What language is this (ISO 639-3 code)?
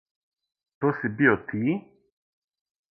srp